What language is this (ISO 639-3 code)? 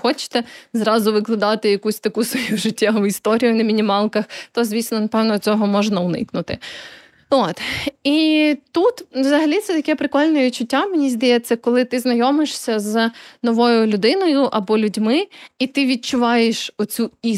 ukr